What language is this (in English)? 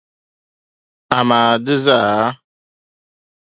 Dagbani